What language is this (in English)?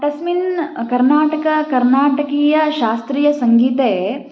Sanskrit